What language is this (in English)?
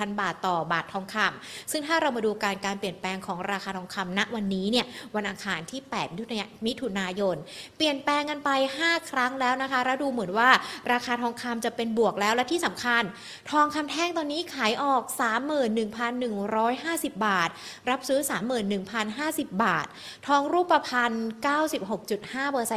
Thai